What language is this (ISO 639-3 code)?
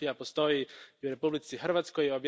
hrv